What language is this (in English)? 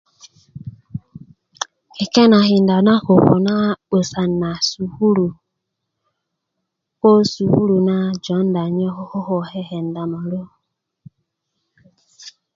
Kuku